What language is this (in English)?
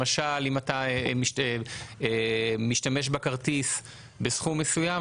Hebrew